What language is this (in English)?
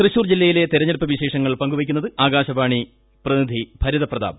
Malayalam